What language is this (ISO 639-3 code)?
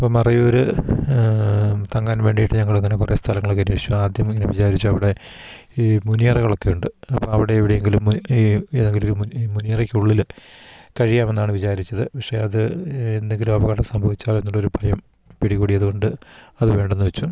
mal